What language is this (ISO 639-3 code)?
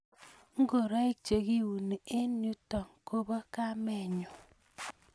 kln